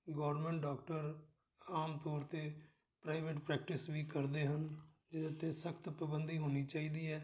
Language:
Punjabi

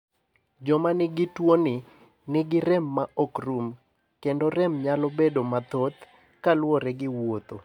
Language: Luo (Kenya and Tanzania)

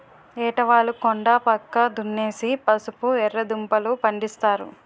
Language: Telugu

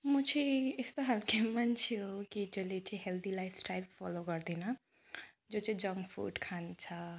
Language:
Nepali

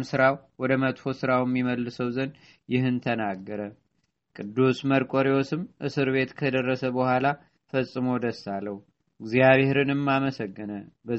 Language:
Amharic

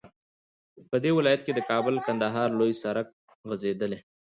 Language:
Pashto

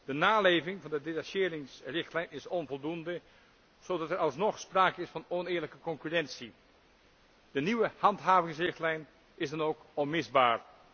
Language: Dutch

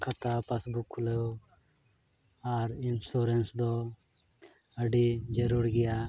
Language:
Santali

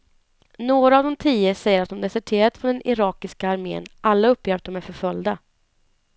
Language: Swedish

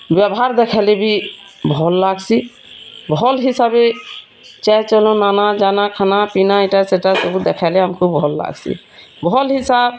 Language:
Odia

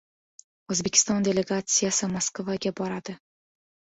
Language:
Uzbek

